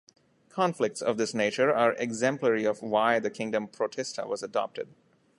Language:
English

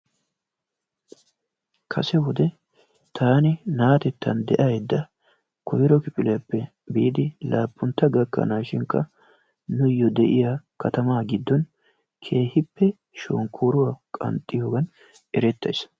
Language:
Wolaytta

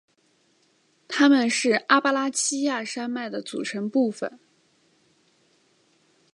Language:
Chinese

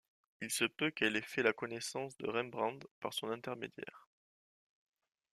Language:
French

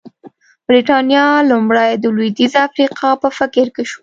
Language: Pashto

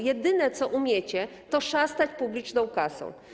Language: Polish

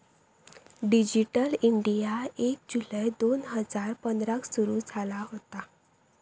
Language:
Marathi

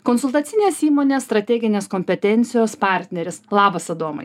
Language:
Lithuanian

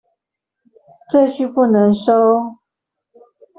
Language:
Chinese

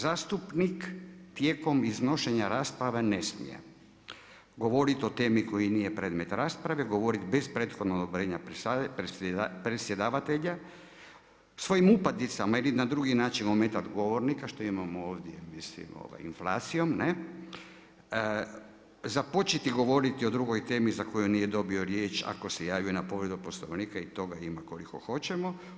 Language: Croatian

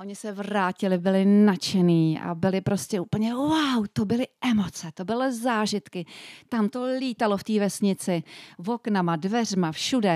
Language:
Czech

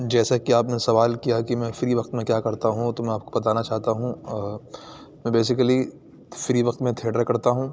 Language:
Urdu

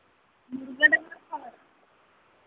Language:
Santali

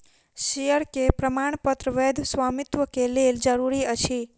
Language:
Maithili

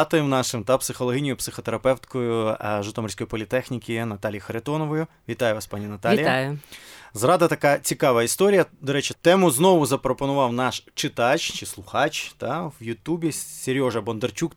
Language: Ukrainian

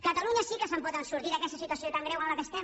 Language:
Catalan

